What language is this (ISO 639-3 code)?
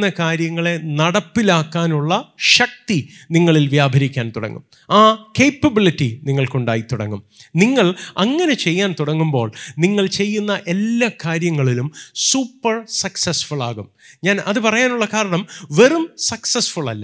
mal